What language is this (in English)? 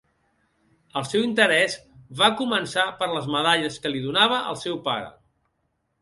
Catalan